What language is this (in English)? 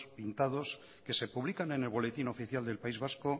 Spanish